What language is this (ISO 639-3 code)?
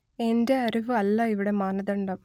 mal